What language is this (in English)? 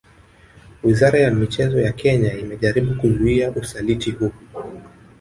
Swahili